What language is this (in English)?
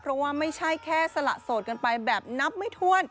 Thai